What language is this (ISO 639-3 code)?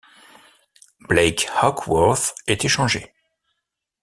fra